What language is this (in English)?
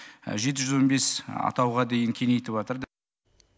Kazakh